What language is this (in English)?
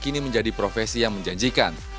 Indonesian